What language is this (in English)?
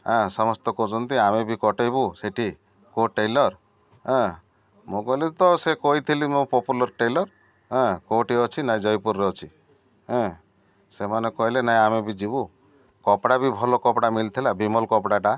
Odia